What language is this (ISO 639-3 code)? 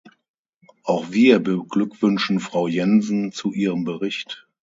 deu